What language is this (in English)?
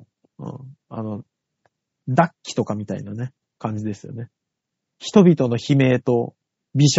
Japanese